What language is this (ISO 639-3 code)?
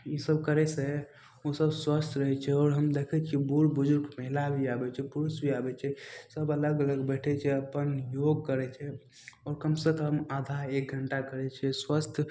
mai